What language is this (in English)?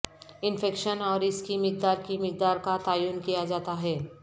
Urdu